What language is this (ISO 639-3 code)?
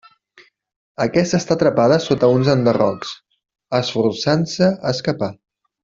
cat